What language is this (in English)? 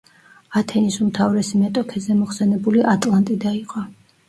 Georgian